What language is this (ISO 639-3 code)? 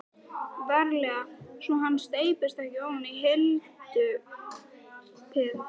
isl